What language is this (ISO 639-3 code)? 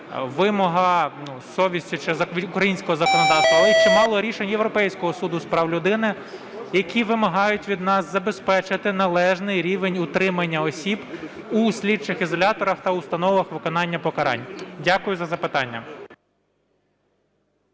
ukr